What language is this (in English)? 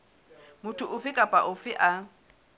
Southern Sotho